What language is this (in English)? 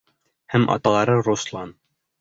Bashkir